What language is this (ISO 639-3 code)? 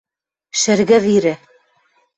mrj